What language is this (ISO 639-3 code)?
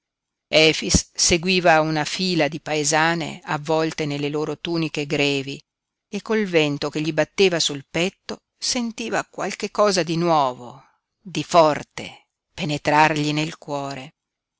ita